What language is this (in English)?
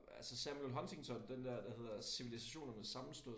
Danish